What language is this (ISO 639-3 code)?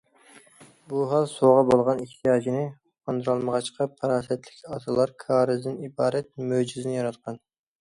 uig